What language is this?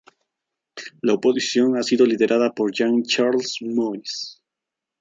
Spanish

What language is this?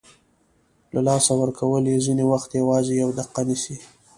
Pashto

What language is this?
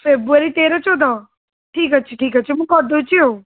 Odia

